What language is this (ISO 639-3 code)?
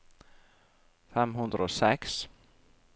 nor